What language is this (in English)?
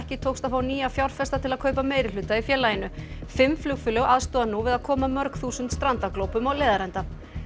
Icelandic